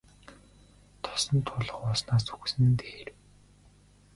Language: Mongolian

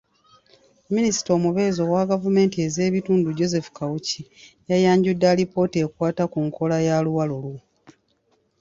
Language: Ganda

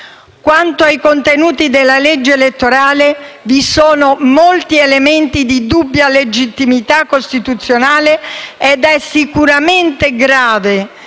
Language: Italian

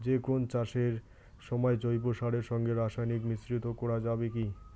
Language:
Bangla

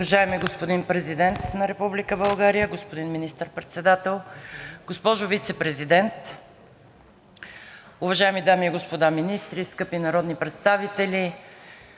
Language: Bulgarian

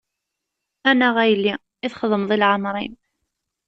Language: Kabyle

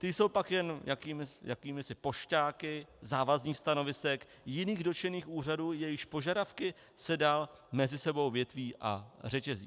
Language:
Czech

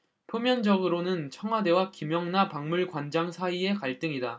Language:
Korean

